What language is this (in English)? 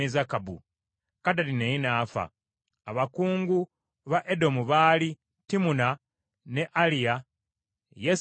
Ganda